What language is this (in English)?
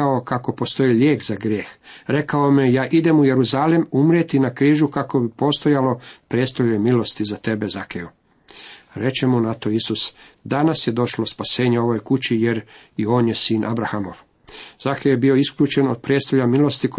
Croatian